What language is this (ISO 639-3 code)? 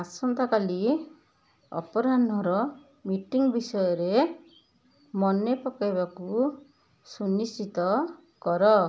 ori